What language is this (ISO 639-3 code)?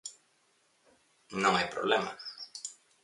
glg